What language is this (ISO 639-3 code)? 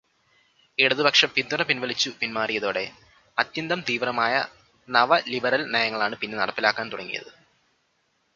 mal